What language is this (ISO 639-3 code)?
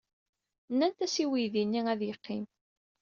kab